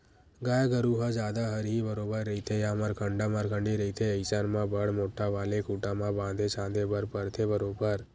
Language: Chhattisgarhi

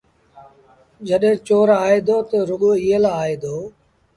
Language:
Sindhi Bhil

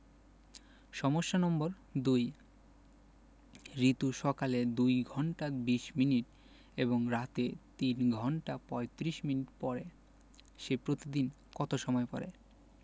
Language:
Bangla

